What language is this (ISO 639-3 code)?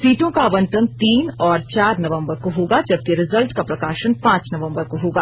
hin